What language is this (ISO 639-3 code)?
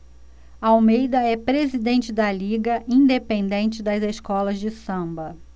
por